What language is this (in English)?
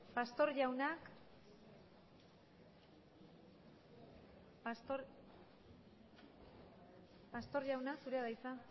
Basque